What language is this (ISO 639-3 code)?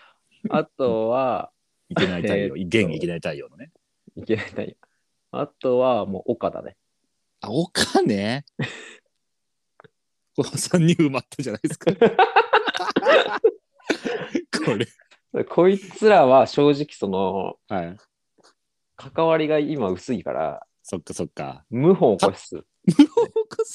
jpn